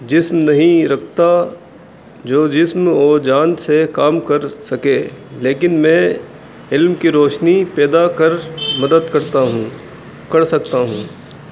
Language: Urdu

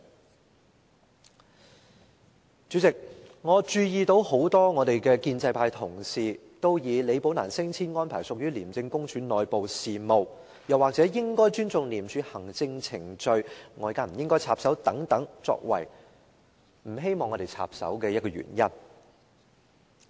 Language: Cantonese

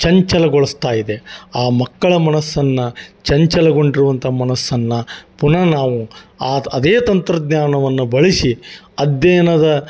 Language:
Kannada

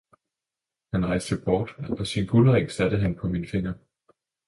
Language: Danish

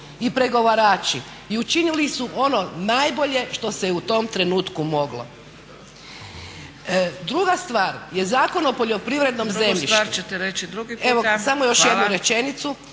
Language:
Croatian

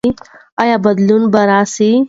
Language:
Pashto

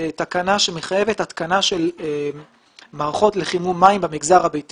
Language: Hebrew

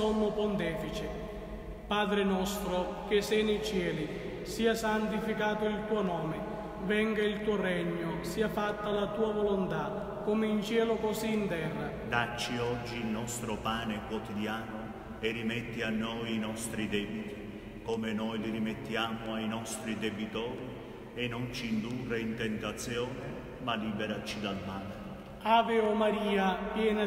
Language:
Italian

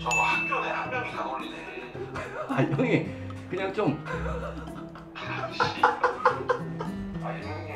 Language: Korean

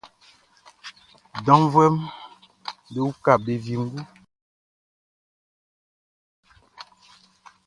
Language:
Baoulé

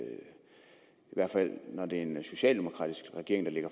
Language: Danish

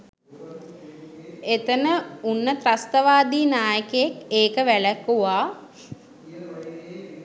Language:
Sinhala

